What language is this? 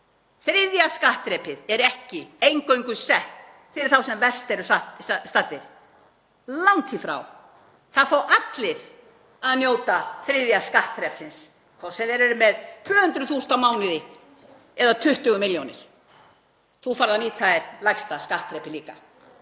Icelandic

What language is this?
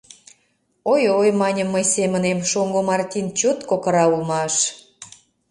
Mari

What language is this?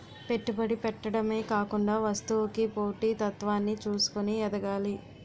Telugu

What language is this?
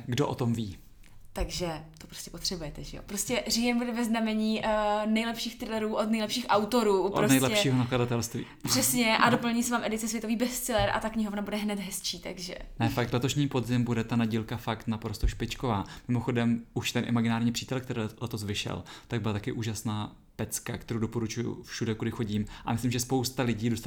Czech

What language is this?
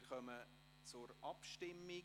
Swiss German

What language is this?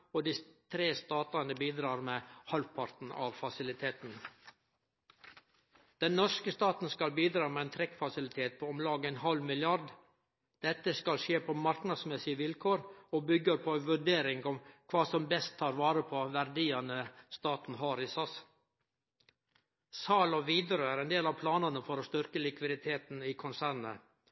Norwegian Nynorsk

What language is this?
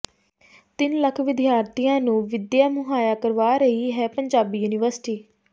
Punjabi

